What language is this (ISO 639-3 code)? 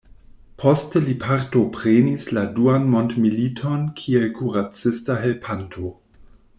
epo